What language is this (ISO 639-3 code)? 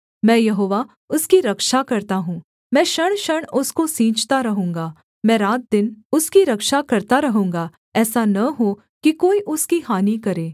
hin